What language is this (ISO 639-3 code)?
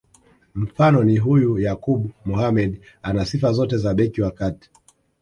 swa